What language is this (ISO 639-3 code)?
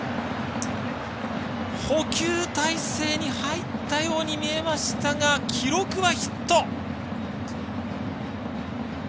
jpn